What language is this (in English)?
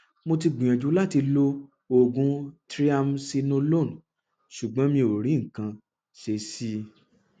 Yoruba